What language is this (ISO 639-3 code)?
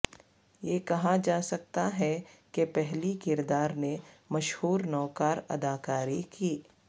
urd